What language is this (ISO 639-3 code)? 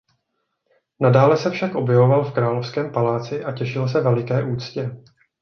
ces